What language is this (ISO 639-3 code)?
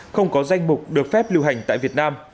vie